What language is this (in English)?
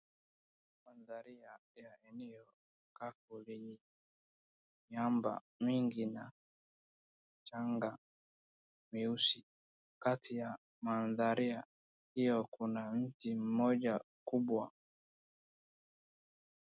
Swahili